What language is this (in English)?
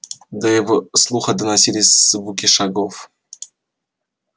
Russian